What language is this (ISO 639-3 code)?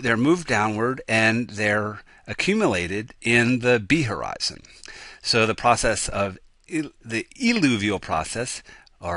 eng